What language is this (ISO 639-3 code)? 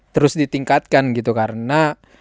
ind